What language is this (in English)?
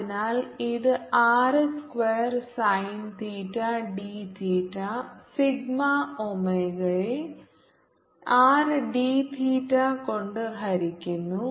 Malayalam